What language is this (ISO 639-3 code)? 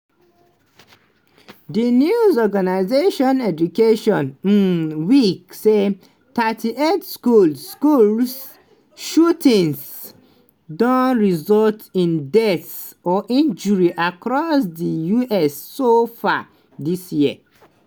pcm